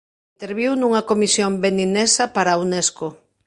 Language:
Galician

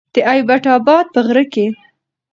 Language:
Pashto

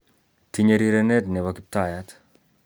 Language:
Kalenjin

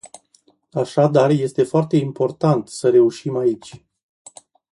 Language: Romanian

